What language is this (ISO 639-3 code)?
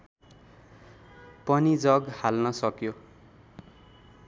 nep